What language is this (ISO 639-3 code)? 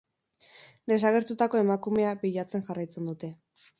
eus